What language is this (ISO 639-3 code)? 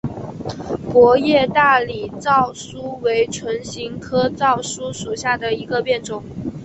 zho